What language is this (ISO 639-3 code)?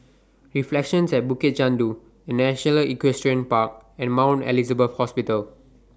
eng